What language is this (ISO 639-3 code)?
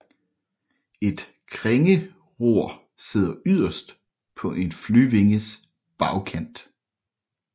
dan